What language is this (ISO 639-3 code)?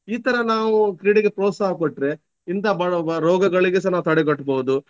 kan